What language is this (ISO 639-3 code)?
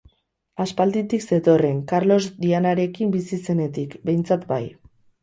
eus